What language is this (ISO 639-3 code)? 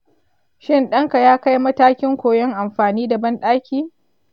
hau